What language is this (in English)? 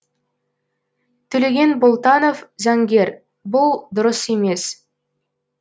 Kazakh